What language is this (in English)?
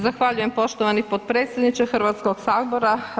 Croatian